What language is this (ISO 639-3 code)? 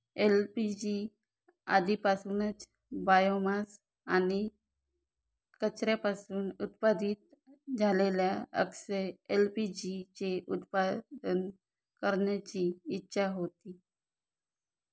mar